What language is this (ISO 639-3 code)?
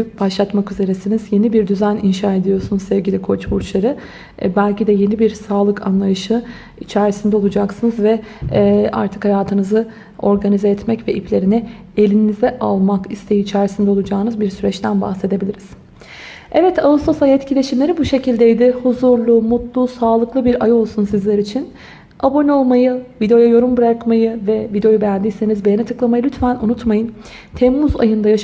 tur